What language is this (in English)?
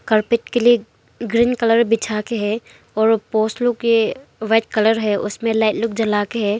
Hindi